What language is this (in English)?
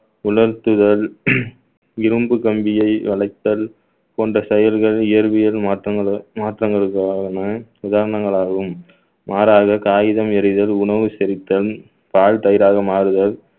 Tamil